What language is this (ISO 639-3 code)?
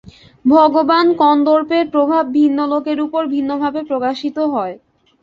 ben